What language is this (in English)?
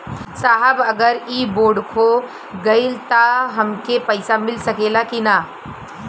Bhojpuri